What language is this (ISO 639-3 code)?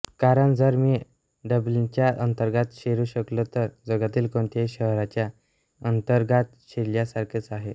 mar